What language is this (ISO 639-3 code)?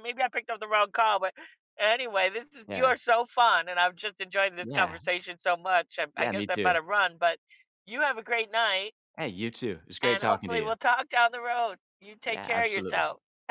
eng